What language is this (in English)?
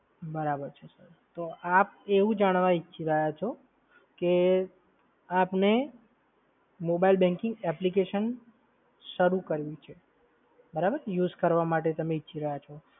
Gujarati